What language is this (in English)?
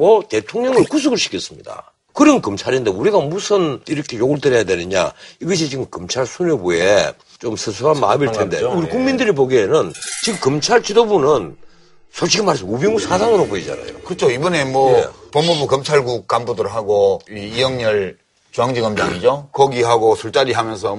Korean